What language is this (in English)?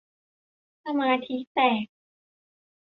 Thai